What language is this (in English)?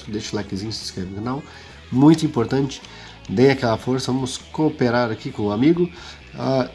Portuguese